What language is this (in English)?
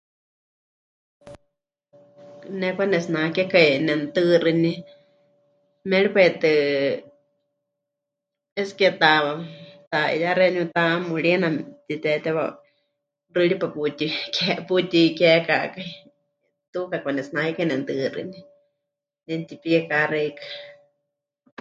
Huichol